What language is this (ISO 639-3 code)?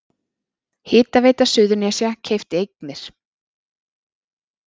isl